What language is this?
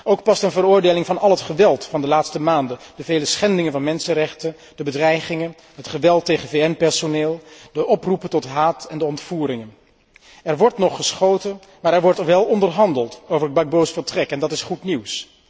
Dutch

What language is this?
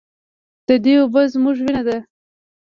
Pashto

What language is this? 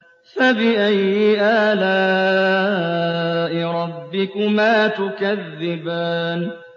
Arabic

